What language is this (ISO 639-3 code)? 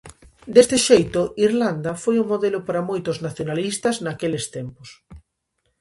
glg